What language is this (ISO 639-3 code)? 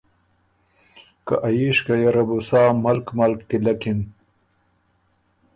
oru